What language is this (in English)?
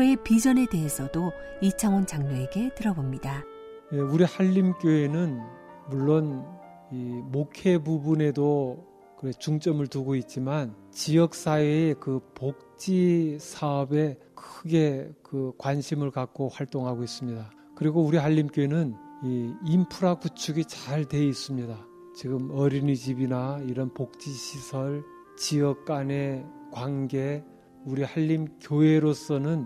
Korean